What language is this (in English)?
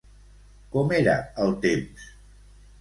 Catalan